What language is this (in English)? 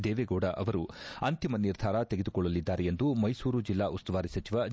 Kannada